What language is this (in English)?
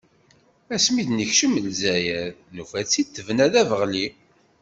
Kabyle